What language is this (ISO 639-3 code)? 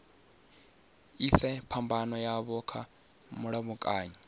ven